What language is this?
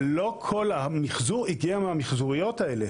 Hebrew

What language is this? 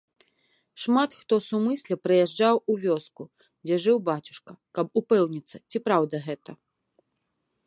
Belarusian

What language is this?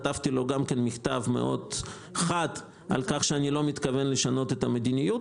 Hebrew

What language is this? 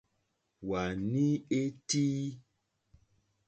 Mokpwe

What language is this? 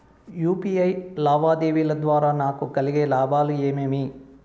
Telugu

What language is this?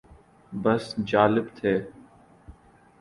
Urdu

